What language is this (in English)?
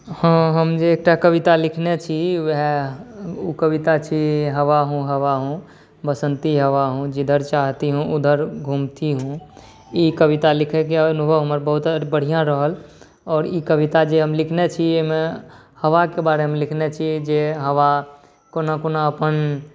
Maithili